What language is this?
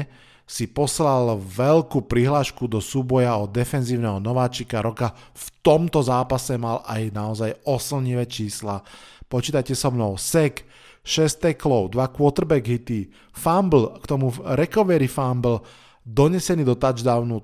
Slovak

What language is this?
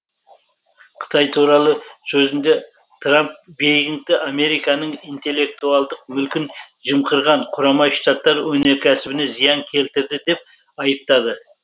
Kazakh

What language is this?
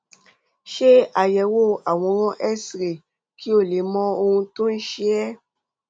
Yoruba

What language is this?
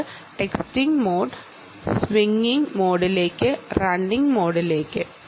Malayalam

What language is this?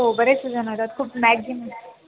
Marathi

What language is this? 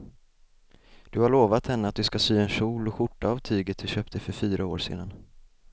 Swedish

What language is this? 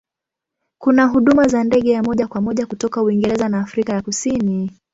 Swahili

